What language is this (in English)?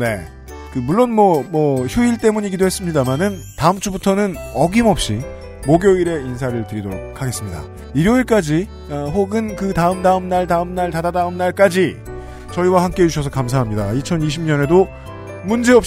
Korean